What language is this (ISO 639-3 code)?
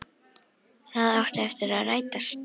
isl